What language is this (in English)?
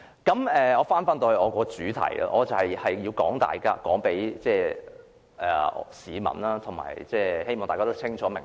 Cantonese